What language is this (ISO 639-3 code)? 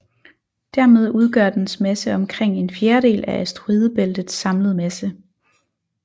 dan